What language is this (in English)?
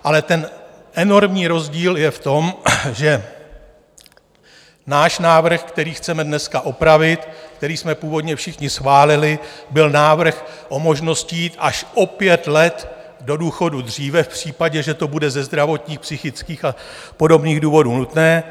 Czech